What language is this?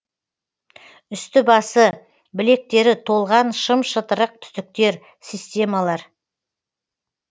Kazakh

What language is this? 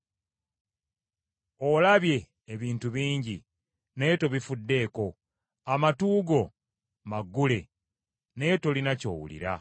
Ganda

